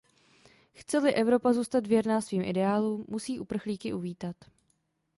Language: Czech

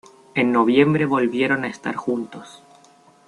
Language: Spanish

